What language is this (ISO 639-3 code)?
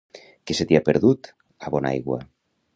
cat